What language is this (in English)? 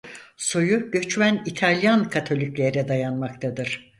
Turkish